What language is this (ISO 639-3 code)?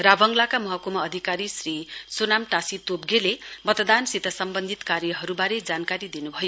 nep